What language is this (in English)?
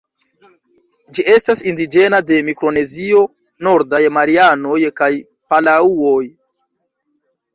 Esperanto